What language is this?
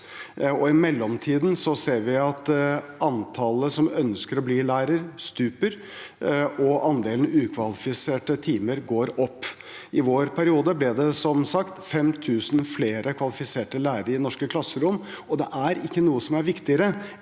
Norwegian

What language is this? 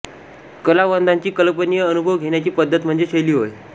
Marathi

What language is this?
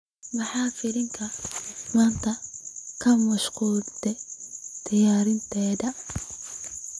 Somali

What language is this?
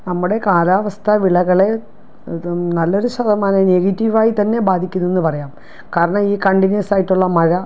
Malayalam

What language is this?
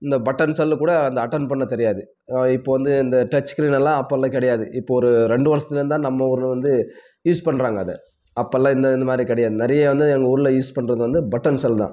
Tamil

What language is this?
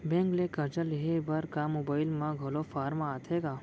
Chhattisgarhi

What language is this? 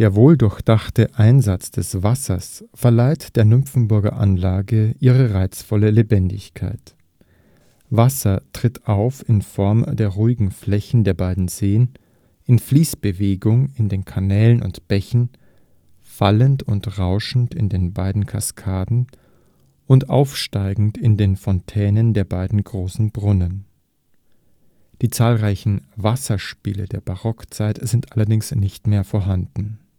German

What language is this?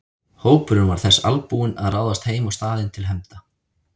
Icelandic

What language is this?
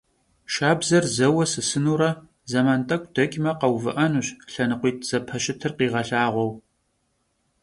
Kabardian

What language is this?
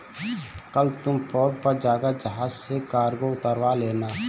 Hindi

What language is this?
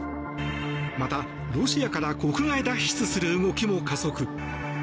Japanese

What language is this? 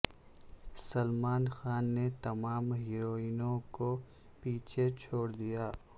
Urdu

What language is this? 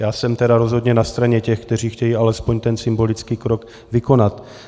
Czech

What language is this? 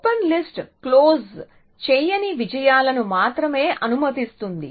Telugu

